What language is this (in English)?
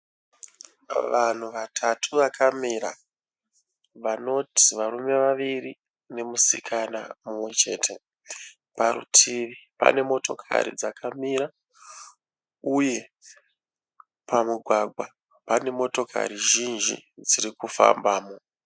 Shona